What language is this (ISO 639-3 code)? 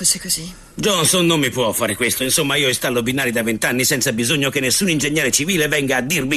ita